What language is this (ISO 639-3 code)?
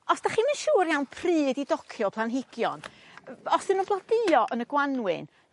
cym